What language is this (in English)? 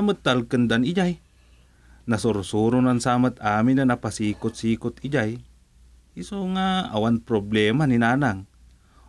Filipino